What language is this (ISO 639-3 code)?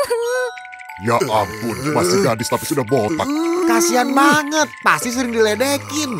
ind